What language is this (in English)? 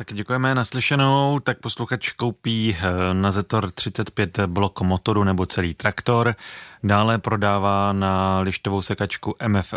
Czech